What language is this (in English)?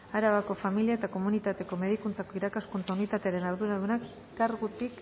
Basque